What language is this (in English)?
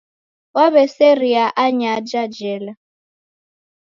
Taita